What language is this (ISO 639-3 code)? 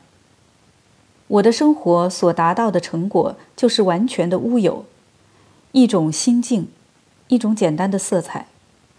zho